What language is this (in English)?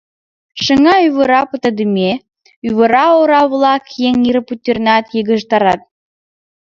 Mari